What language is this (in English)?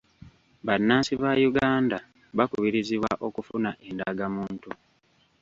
Ganda